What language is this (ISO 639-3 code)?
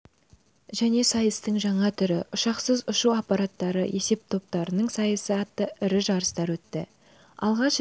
kaz